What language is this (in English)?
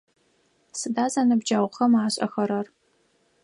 Adyghe